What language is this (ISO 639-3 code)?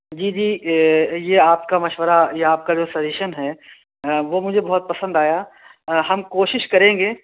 urd